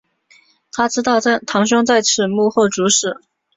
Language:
Chinese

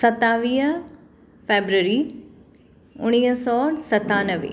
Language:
Sindhi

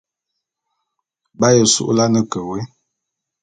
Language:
Bulu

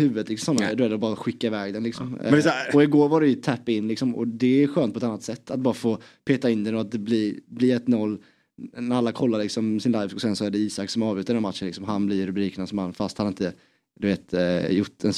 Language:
Swedish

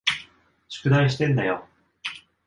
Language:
Japanese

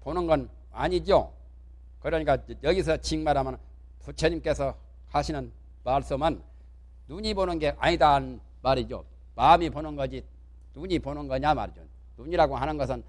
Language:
Korean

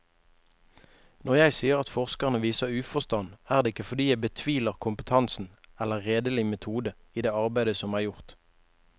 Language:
Norwegian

